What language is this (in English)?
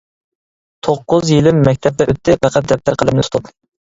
Uyghur